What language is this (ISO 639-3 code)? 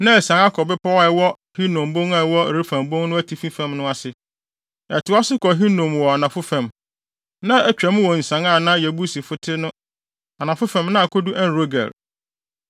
aka